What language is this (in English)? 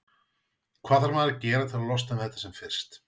Icelandic